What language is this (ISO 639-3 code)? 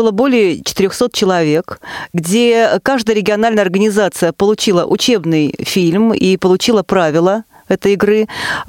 rus